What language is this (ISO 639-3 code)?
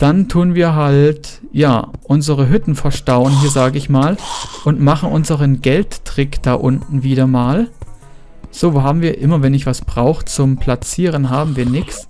deu